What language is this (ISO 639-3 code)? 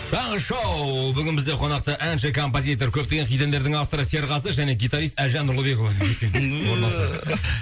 kaz